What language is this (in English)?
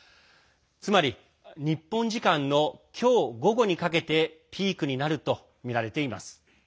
Japanese